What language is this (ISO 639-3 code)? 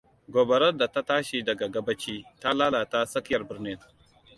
hau